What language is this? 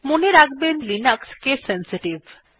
Bangla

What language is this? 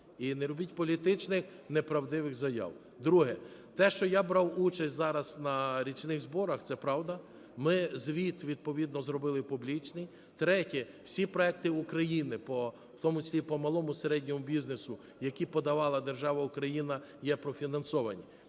Ukrainian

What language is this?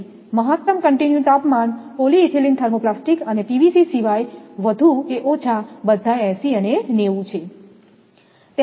Gujarati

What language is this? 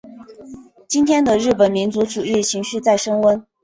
Chinese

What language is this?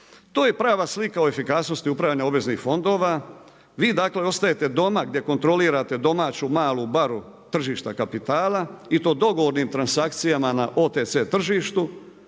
Croatian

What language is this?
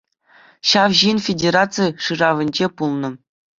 Chuvash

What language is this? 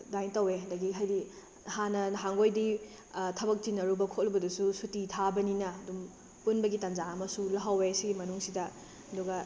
Manipuri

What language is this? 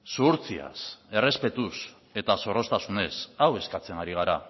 Basque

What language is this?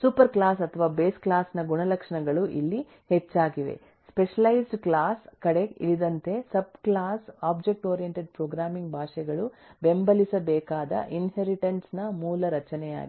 Kannada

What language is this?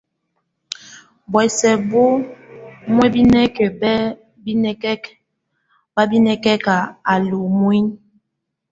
Tunen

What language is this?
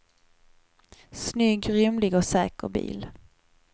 Swedish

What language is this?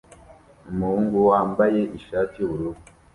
Kinyarwanda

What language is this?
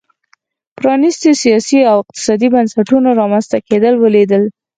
Pashto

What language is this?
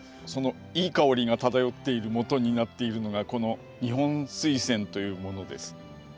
Japanese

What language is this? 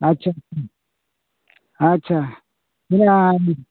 Santali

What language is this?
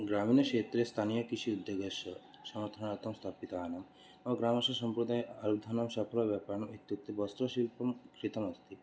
Sanskrit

